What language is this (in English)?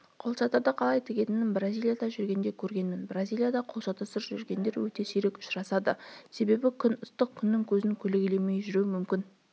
Kazakh